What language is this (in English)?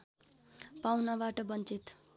Nepali